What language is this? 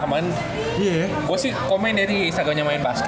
Indonesian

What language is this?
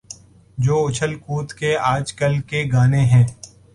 Urdu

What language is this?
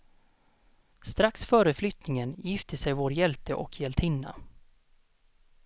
Swedish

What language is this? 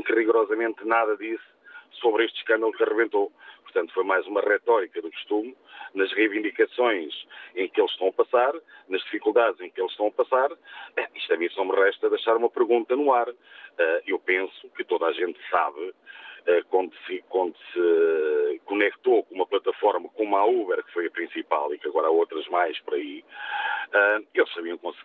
Portuguese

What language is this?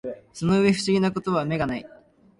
Japanese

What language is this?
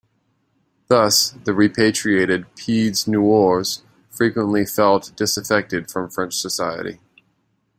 English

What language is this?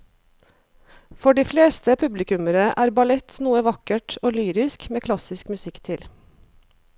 Norwegian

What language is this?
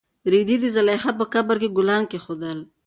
Pashto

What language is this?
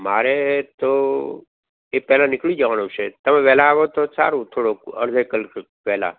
Gujarati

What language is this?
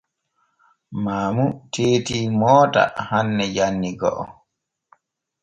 Borgu Fulfulde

